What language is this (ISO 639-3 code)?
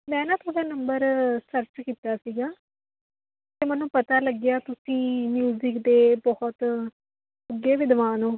pan